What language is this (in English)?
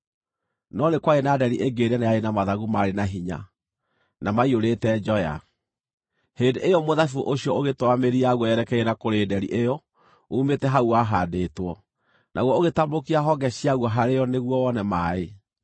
Kikuyu